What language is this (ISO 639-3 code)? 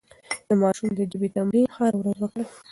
pus